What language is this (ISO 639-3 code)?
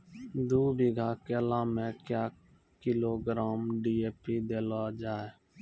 mai